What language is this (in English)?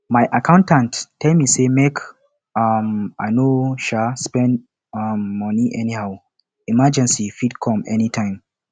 Nigerian Pidgin